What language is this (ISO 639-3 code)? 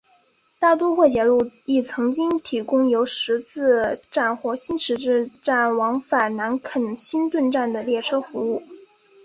zho